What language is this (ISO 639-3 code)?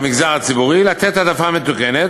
heb